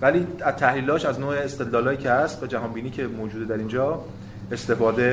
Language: Persian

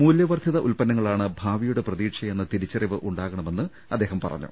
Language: Malayalam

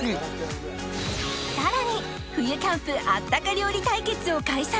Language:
Japanese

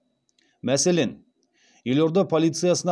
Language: Kazakh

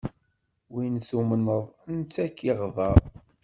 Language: Kabyle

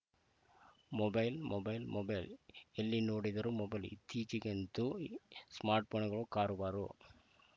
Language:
Kannada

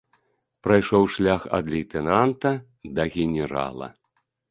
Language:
Belarusian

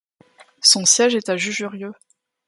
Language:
French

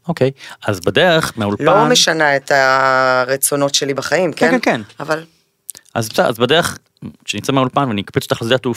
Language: Hebrew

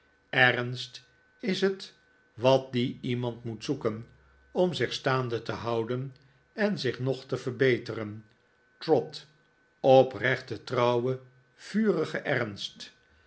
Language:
Dutch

